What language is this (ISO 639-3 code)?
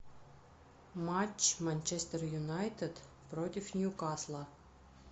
rus